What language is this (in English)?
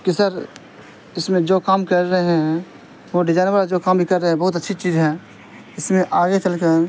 Urdu